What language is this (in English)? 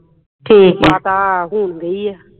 Punjabi